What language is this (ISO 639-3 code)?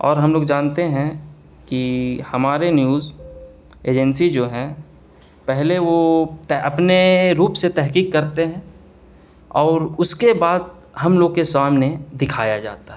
urd